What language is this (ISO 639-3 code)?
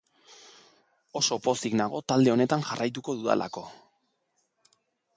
eus